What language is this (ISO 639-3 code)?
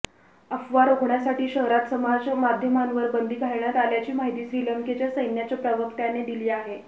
mar